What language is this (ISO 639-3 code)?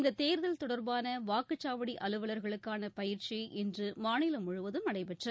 tam